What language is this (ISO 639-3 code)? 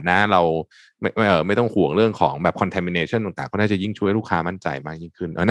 tha